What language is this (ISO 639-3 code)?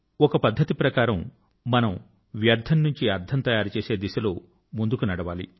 tel